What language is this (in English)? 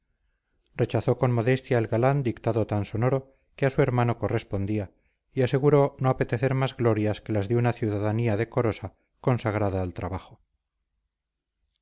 Spanish